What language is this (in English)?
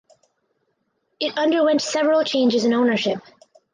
English